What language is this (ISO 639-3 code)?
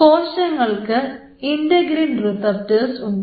mal